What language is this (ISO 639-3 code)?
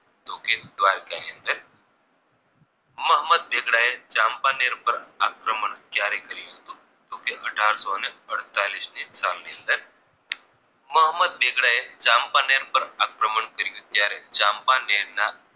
guj